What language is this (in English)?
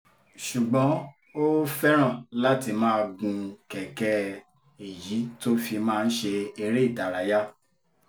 Yoruba